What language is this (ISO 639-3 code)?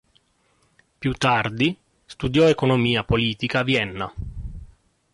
ita